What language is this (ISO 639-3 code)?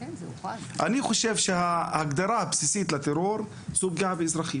heb